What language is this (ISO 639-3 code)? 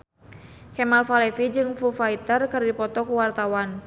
sun